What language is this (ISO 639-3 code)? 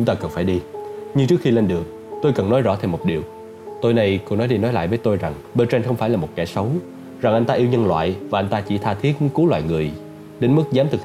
vie